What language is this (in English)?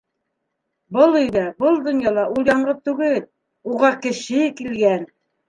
Bashkir